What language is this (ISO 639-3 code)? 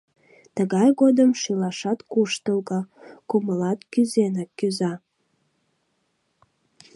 chm